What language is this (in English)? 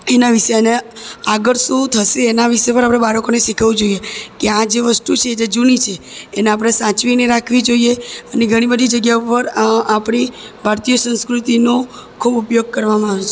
Gujarati